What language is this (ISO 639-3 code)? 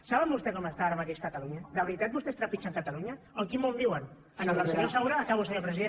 cat